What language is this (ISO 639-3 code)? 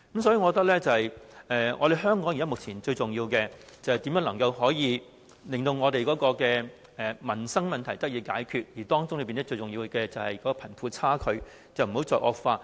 yue